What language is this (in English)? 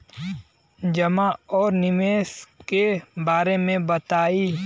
Bhojpuri